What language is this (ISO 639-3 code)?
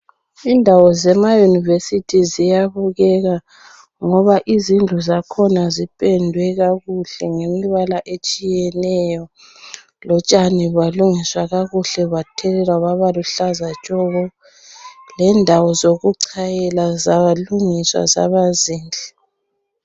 nde